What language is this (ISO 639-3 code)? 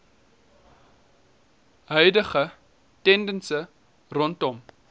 afr